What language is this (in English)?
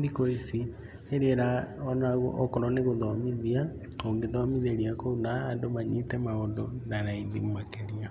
Kikuyu